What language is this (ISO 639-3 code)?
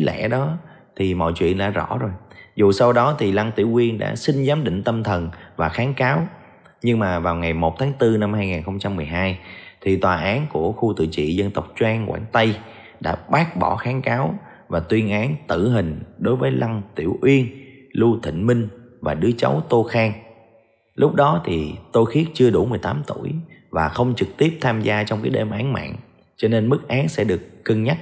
vie